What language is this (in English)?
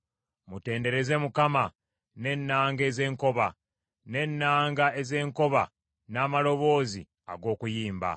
Ganda